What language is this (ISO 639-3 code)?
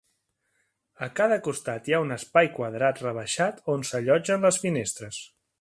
cat